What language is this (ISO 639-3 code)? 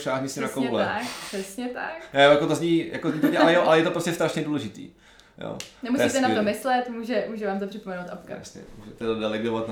ces